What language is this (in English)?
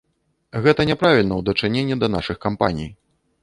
Belarusian